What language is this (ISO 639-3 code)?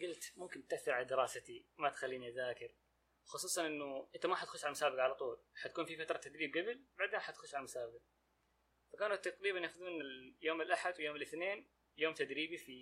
ara